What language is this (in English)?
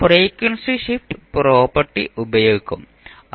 Malayalam